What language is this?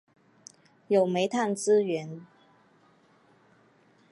Chinese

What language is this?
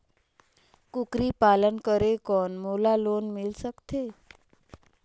Chhattisgarhi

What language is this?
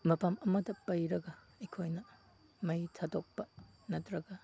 Manipuri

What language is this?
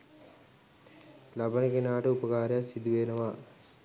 Sinhala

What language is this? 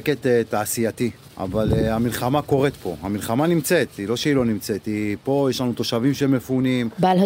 Hebrew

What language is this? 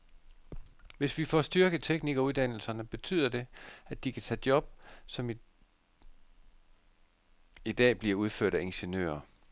Danish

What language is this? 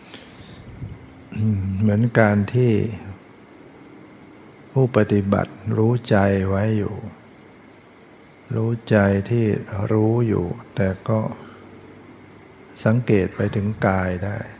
Thai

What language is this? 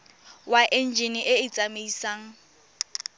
Tswana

